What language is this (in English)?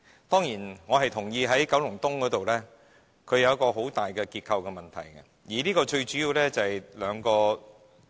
Cantonese